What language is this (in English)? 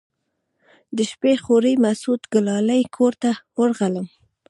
Pashto